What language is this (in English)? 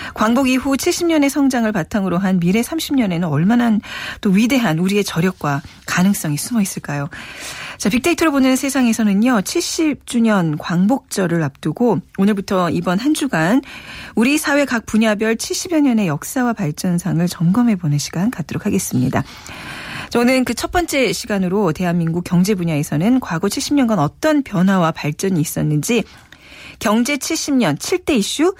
Korean